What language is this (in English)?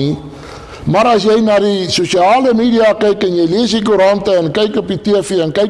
Dutch